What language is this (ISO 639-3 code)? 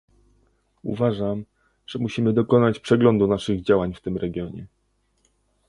pol